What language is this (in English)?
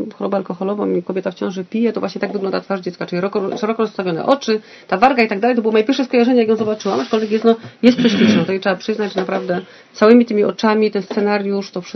Polish